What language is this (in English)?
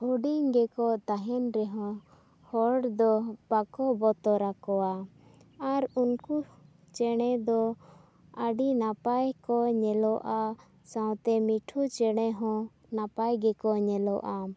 Santali